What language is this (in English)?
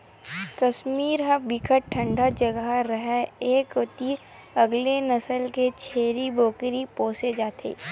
Chhattisgarhi